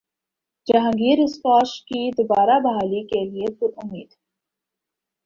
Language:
Urdu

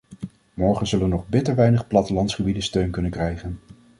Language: Dutch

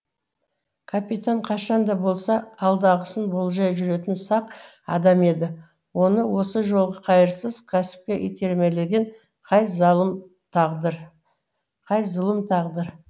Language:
Kazakh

